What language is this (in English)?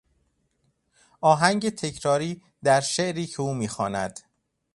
Persian